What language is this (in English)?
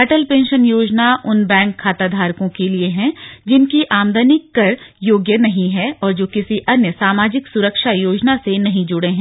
Hindi